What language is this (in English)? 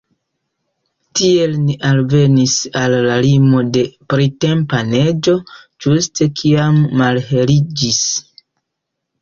Esperanto